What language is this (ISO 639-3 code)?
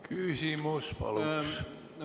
est